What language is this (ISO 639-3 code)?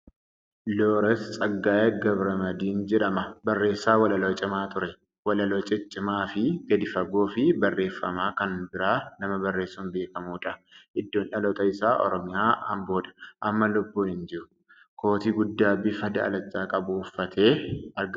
orm